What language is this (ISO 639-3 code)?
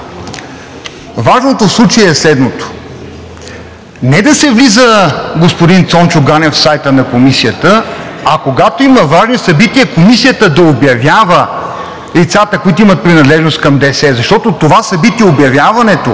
bul